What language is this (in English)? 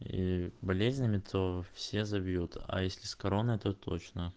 Russian